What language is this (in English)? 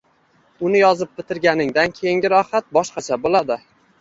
Uzbek